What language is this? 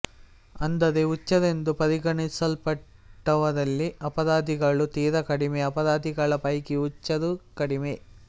Kannada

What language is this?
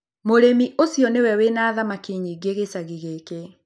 Kikuyu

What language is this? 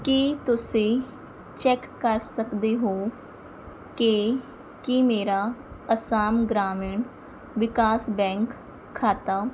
Punjabi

